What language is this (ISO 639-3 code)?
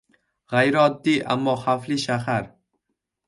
uzb